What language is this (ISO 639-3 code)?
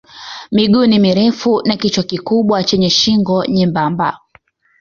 swa